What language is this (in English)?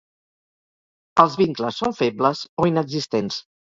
Catalan